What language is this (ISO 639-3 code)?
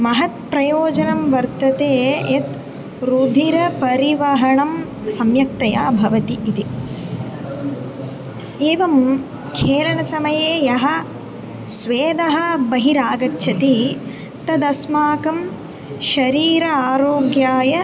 san